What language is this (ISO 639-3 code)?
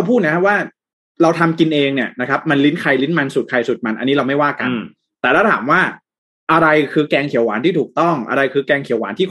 tha